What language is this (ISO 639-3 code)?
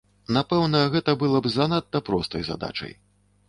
bel